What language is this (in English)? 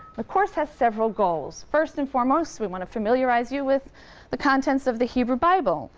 English